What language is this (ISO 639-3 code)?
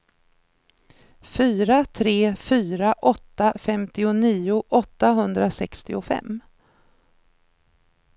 swe